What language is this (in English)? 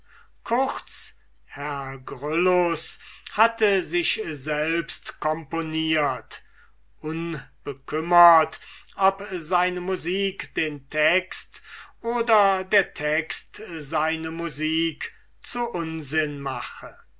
German